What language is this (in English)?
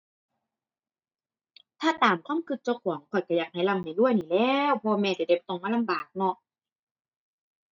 Thai